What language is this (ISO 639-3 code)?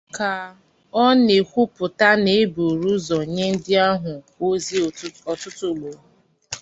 ibo